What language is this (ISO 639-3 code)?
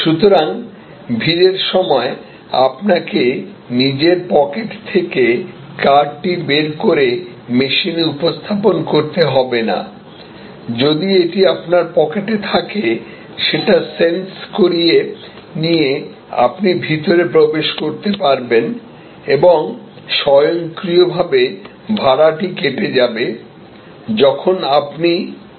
ben